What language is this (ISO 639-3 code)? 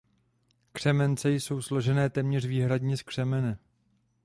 ces